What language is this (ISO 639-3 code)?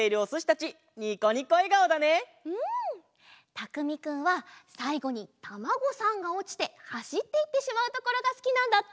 jpn